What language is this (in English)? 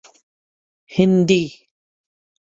Urdu